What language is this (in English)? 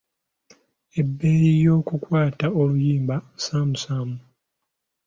Ganda